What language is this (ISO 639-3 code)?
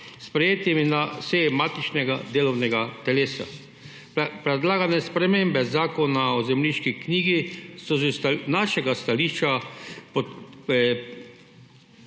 slv